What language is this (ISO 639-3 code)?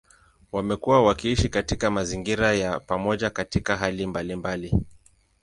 swa